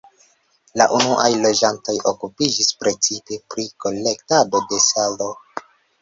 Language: Esperanto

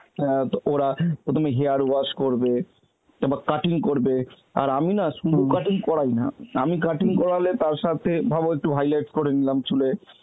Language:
Bangla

